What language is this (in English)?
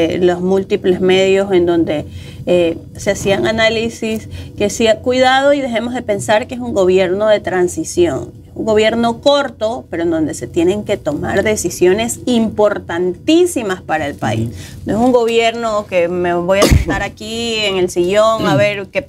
Spanish